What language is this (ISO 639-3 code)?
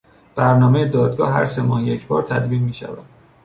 fas